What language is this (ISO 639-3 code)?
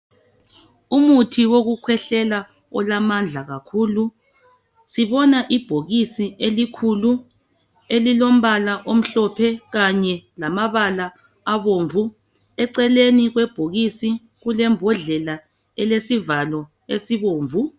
nde